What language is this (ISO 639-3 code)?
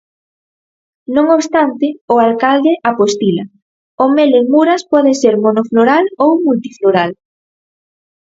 glg